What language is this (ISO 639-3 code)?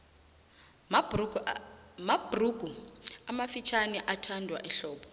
nbl